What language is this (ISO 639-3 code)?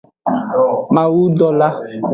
ajg